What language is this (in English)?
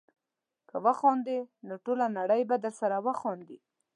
Pashto